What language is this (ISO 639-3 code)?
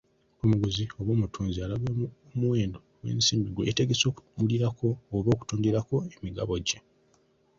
lug